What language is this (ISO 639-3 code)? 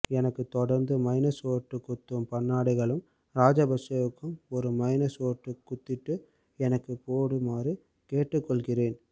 tam